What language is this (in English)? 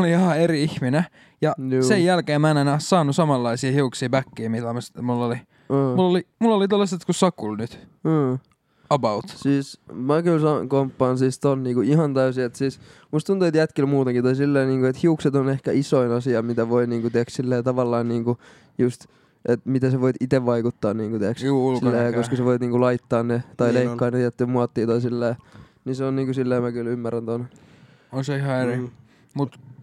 Finnish